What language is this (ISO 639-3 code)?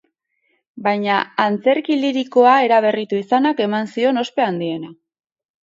eus